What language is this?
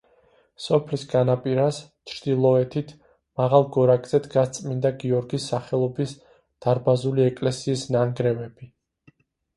Georgian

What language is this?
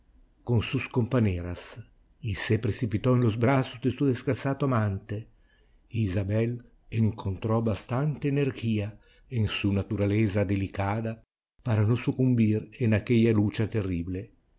Spanish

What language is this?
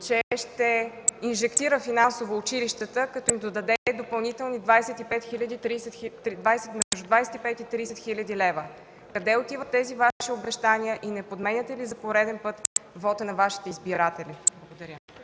Bulgarian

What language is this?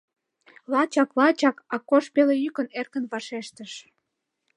Mari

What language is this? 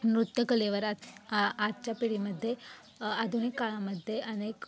Marathi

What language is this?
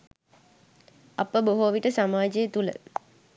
Sinhala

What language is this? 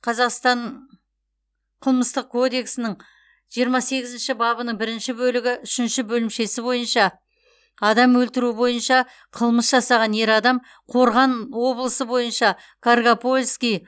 Kazakh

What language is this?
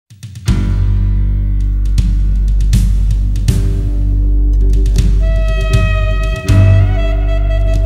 Thai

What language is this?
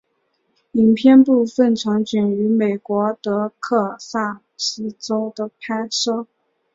Chinese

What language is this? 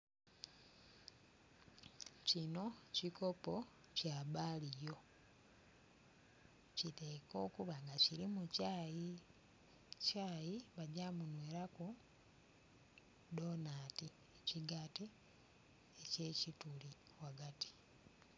Soga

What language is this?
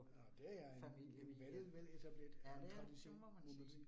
Danish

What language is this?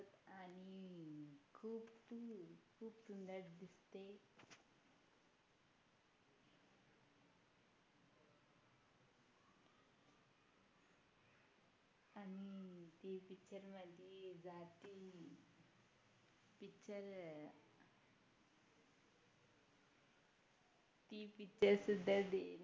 Marathi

